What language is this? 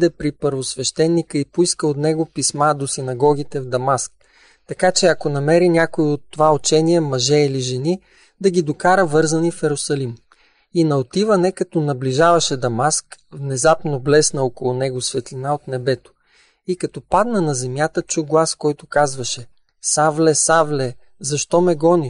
Bulgarian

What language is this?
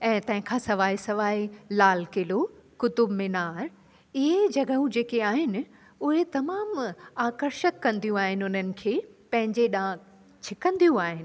Sindhi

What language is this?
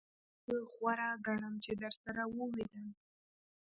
Pashto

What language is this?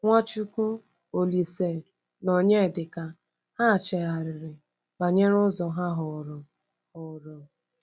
Igbo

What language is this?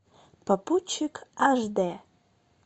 Russian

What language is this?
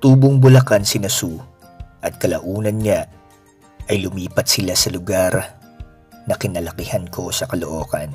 Filipino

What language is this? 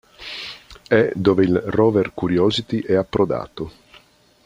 Italian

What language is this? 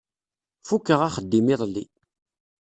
Kabyle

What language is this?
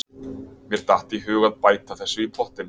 Icelandic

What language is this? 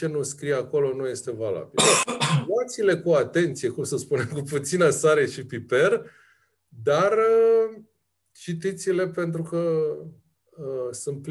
Romanian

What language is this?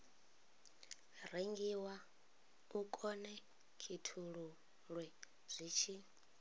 Venda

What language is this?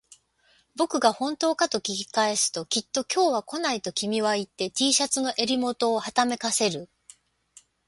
Japanese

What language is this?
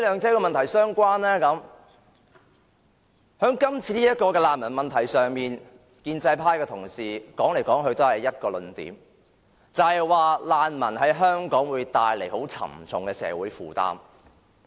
Cantonese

